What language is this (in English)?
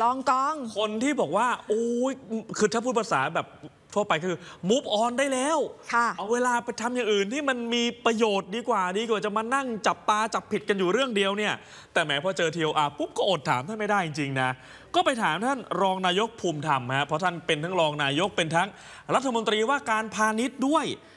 Thai